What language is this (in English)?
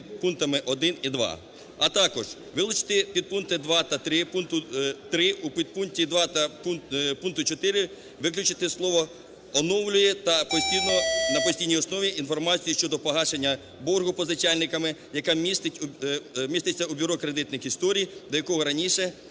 Ukrainian